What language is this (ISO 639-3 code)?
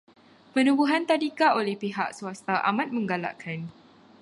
msa